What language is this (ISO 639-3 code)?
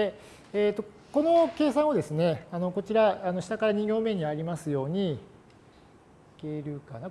jpn